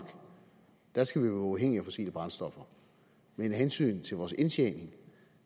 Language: Danish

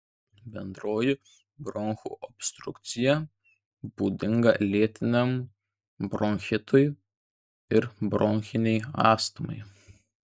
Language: Lithuanian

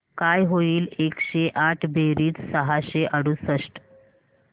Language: Marathi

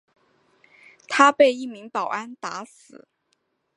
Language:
Chinese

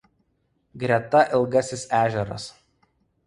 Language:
Lithuanian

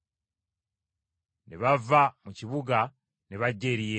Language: Ganda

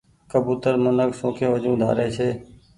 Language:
Goaria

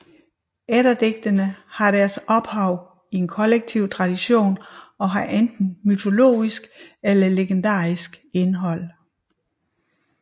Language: Danish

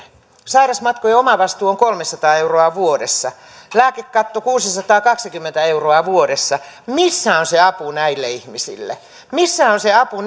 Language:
Finnish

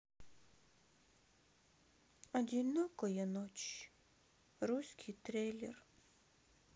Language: Russian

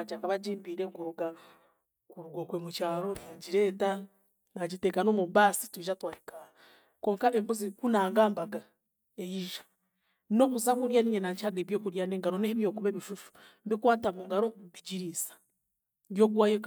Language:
Chiga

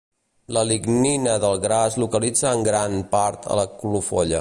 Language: Catalan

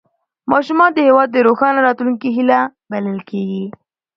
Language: Pashto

